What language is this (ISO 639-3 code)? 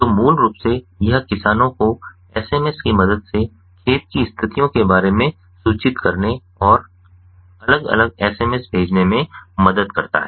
hin